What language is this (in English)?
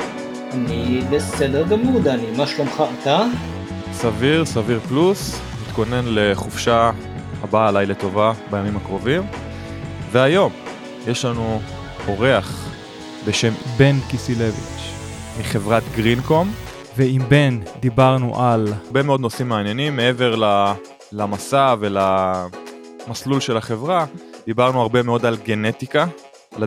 Hebrew